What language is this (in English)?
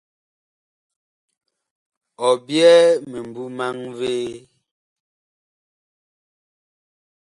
Bakoko